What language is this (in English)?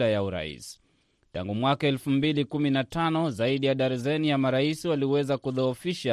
Swahili